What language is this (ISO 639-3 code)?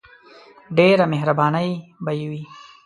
pus